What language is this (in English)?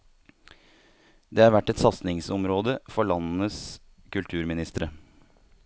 Norwegian